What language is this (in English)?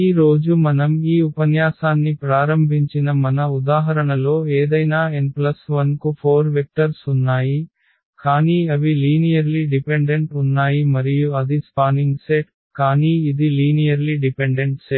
Telugu